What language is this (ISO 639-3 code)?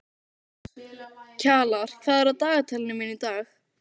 isl